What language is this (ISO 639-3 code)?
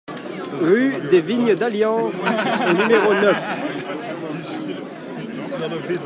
fra